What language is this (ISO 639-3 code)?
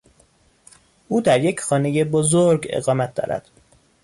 fas